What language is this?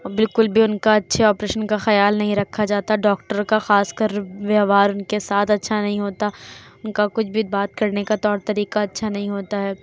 Urdu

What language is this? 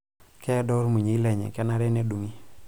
Masai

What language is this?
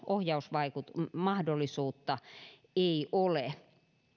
Finnish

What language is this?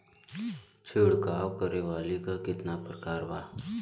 Bhojpuri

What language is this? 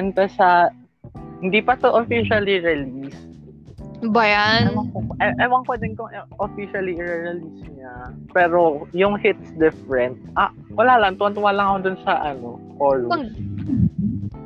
Filipino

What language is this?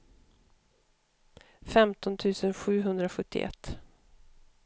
Swedish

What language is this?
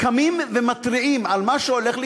Hebrew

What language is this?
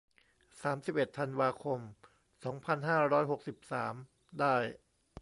Thai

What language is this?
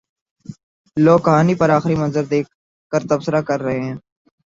Urdu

